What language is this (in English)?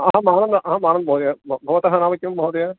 Sanskrit